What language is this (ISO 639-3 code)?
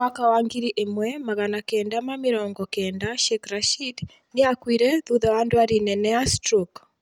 kik